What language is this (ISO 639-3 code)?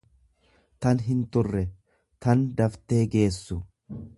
orm